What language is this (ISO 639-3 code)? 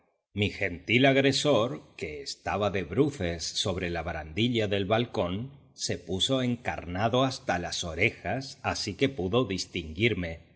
spa